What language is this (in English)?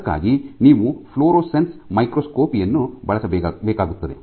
Kannada